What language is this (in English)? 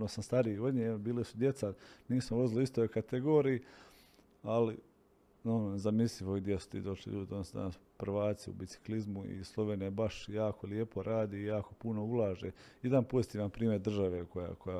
Croatian